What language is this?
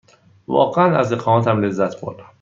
Persian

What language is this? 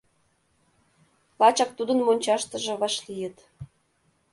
Mari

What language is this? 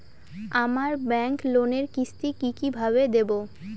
Bangla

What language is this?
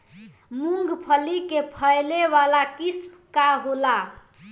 Bhojpuri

